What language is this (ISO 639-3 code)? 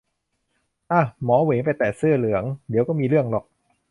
tha